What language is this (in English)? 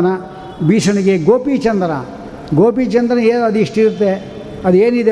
Kannada